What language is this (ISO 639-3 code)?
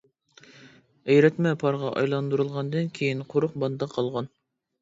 uig